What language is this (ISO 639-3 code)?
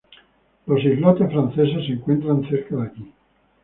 spa